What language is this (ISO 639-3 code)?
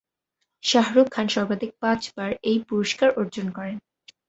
ben